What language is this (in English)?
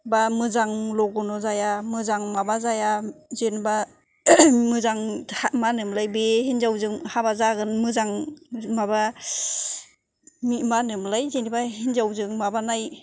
Bodo